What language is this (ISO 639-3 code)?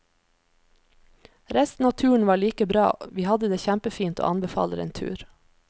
nor